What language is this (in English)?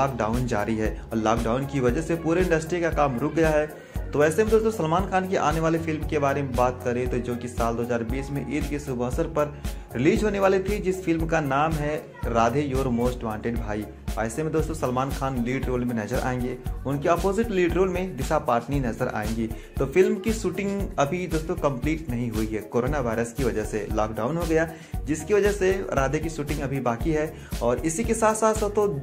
Hindi